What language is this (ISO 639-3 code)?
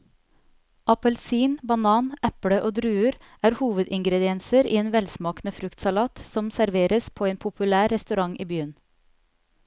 nor